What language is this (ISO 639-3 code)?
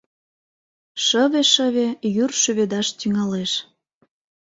chm